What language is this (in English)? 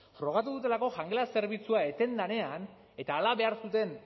Basque